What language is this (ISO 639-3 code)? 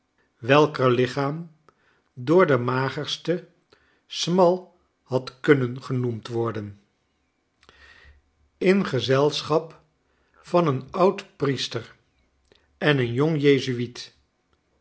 nld